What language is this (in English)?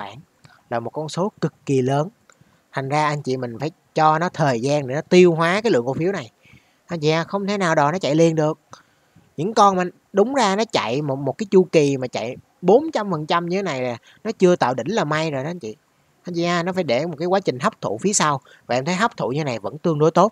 Vietnamese